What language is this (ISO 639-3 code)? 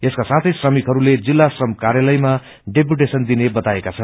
nep